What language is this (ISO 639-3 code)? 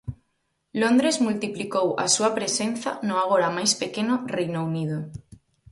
glg